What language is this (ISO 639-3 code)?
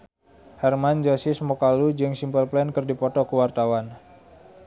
sun